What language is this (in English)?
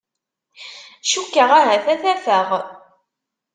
Kabyle